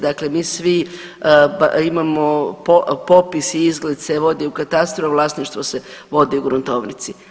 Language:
Croatian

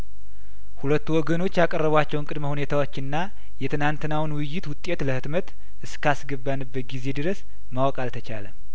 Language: Amharic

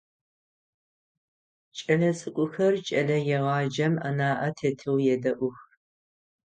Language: Adyghe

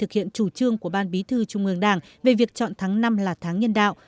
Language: Vietnamese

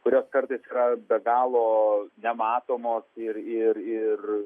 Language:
Lithuanian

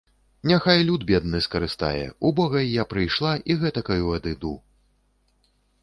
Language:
Belarusian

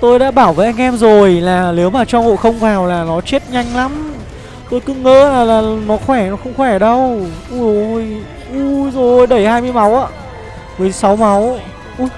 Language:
Vietnamese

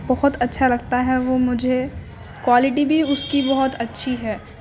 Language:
Urdu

